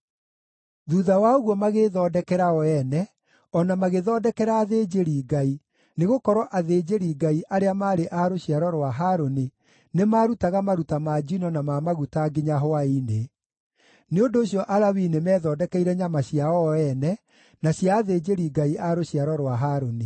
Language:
Kikuyu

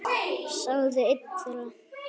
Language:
Icelandic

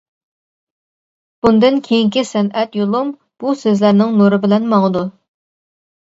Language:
Uyghur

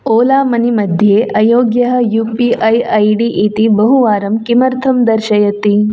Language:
Sanskrit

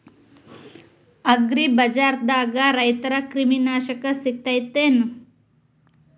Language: Kannada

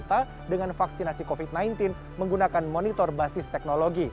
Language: Indonesian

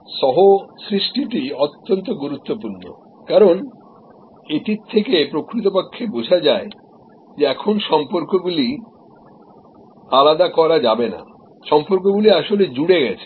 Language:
Bangla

